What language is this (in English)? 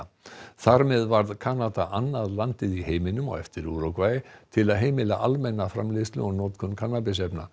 Icelandic